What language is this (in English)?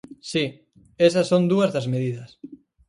Galician